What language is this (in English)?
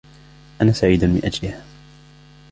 Arabic